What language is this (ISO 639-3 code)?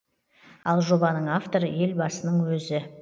kaz